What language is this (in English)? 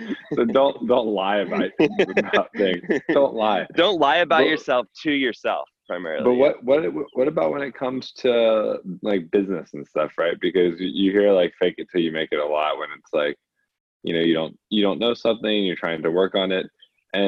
English